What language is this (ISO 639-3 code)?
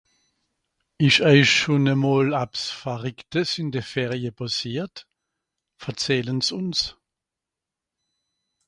gsw